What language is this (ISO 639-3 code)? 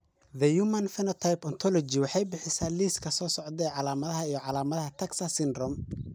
som